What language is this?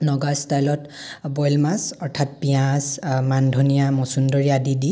Assamese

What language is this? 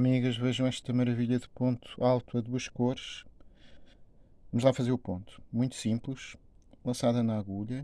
Portuguese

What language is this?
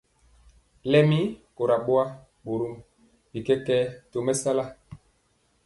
Mpiemo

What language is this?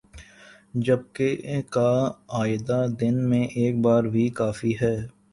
Urdu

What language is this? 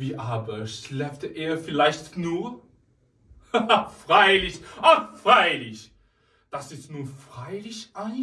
German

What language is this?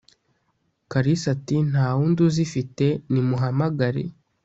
Kinyarwanda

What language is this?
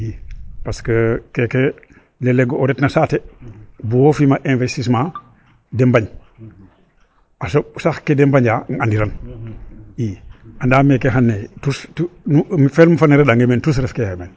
Serer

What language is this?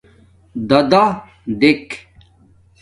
Domaaki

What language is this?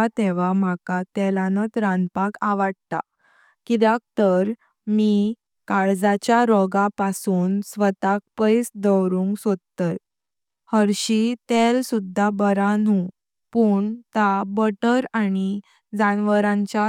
Konkani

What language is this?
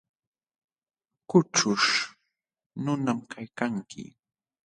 Jauja Wanca Quechua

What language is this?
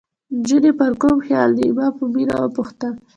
Pashto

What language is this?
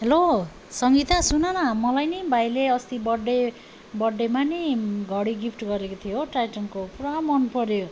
Nepali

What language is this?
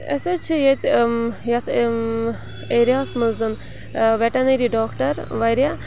Kashmiri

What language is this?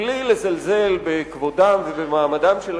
Hebrew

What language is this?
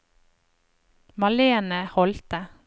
Norwegian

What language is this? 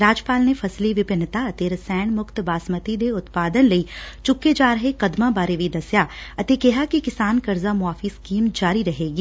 Punjabi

